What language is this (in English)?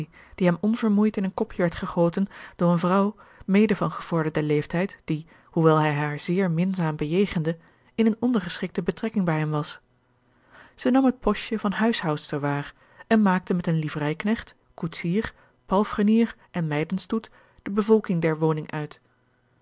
Dutch